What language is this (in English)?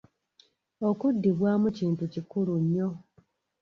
Ganda